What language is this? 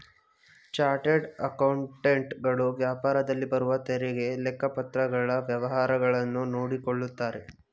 Kannada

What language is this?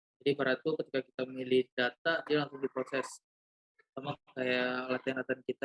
Indonesian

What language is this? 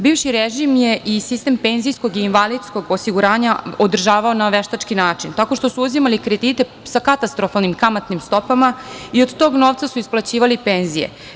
Serbian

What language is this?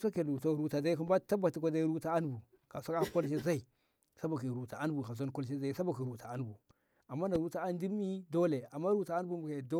Ngamo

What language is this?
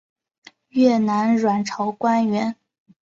Chinese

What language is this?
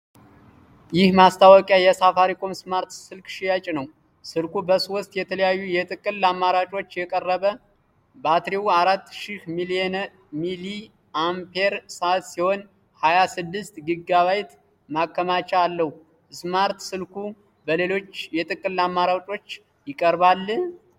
Amharic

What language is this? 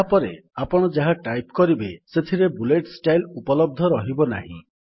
Odia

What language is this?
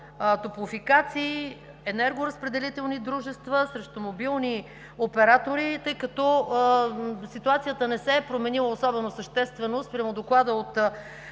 Bulgarian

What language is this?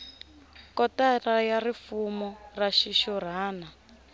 Tsonga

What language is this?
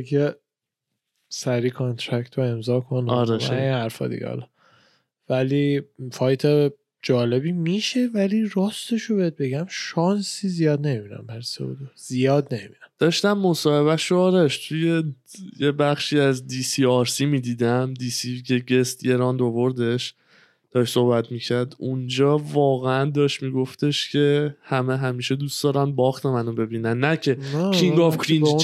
Persian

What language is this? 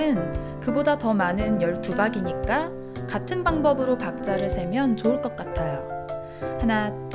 Korean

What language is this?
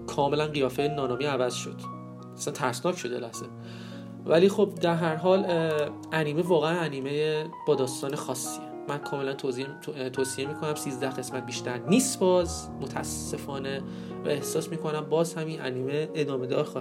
Persian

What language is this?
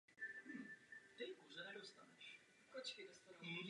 Czech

